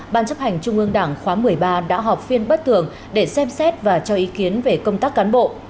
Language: Vietnamese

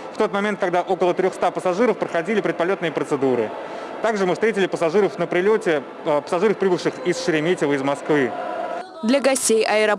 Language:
Russian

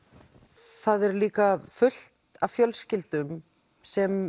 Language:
Icelandic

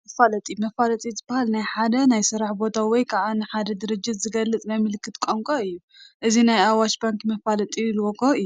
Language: Tigrinya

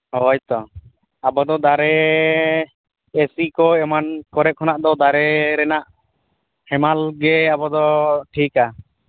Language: Santali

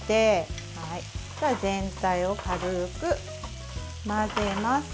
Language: Japanese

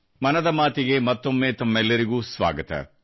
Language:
Kannada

